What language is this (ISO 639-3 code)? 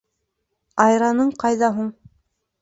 bak